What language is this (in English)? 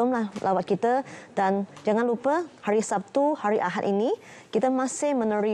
Malay